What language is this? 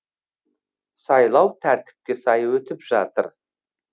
Kazakh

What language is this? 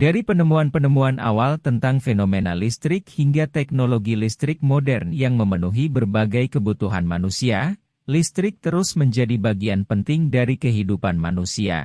Indonesian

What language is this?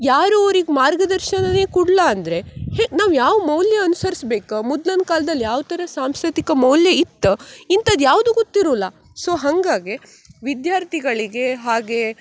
Kannada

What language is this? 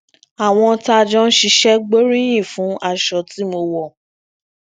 Yoruba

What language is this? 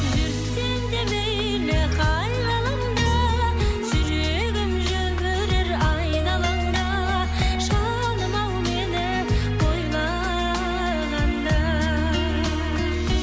Kazakh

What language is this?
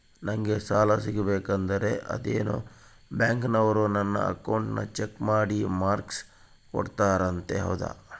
Kannada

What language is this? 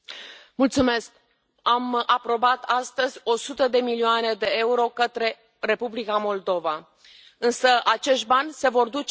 Romanian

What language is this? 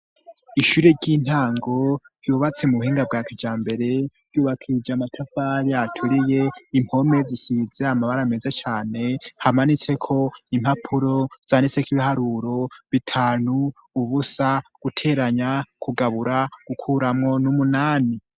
Rundi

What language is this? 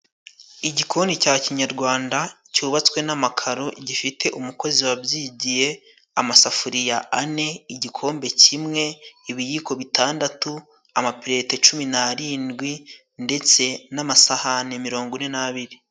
Kinyarwanda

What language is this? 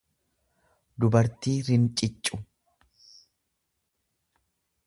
Oromo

